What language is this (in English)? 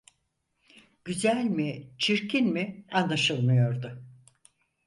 Turkish